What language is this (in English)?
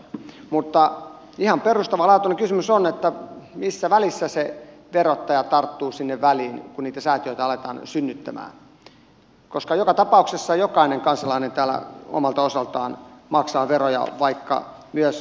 Finnish